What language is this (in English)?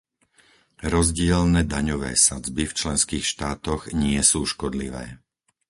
Slovak